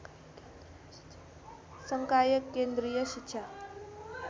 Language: Nepali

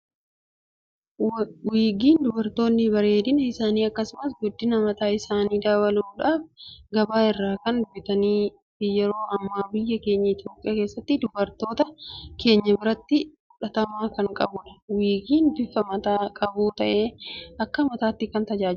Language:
Oromo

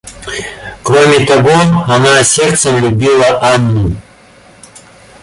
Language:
Russian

